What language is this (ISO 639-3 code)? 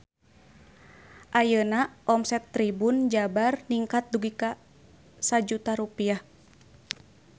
sun